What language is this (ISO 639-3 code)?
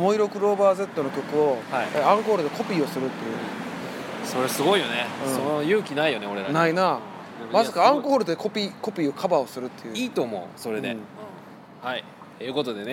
jpn